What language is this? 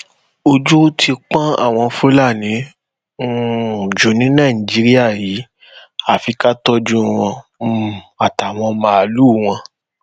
Yoruba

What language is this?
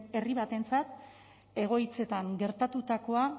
Basque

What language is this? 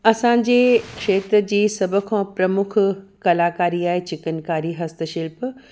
Sindhi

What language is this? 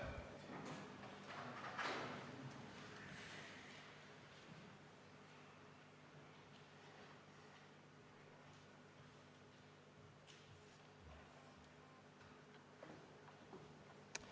Estonian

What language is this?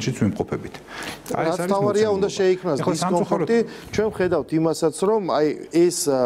Romanian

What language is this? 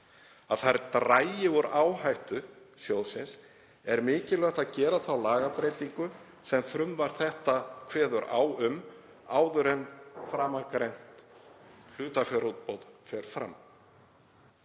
Icelandic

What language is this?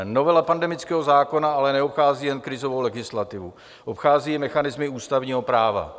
Czech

